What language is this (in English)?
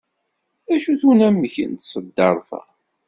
Kabyle